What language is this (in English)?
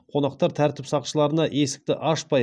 Kazakh